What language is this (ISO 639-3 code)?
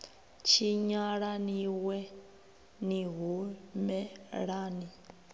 ven